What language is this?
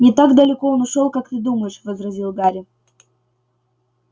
Russian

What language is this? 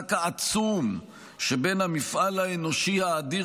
Hebrew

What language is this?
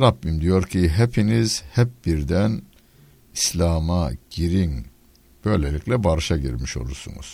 Turkish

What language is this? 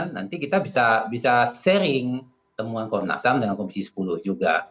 Indonesian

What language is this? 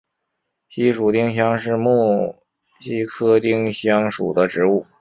Chinese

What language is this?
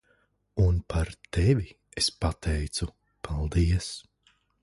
Latvian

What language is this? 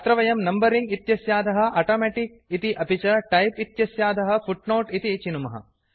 Sanskrit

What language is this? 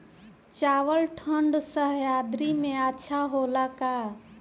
Bhojpuri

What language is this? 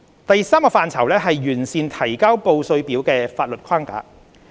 Cantonese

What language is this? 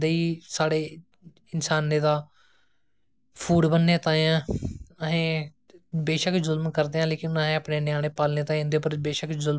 Dogri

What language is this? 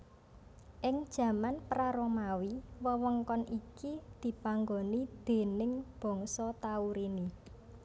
Javanese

